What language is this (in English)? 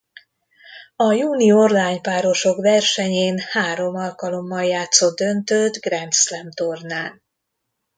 Hungarian